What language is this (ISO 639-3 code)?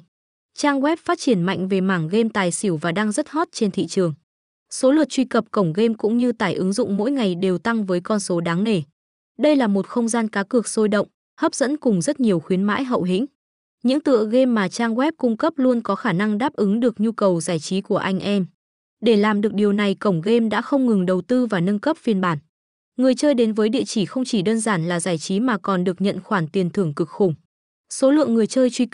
vie